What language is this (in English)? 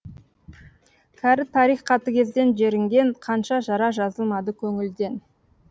Kazakh